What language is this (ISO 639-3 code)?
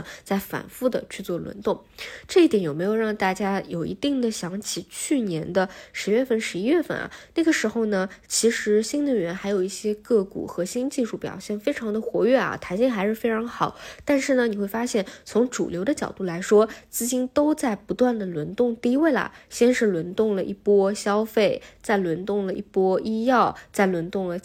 zho